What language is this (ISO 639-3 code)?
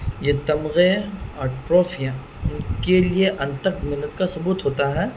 urd